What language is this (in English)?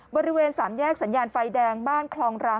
Thai